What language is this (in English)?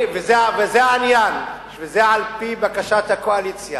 Hebrew